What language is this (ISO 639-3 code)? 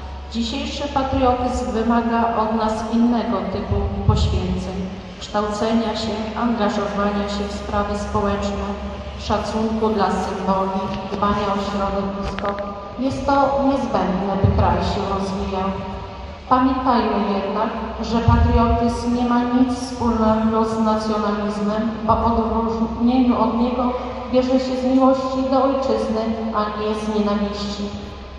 pol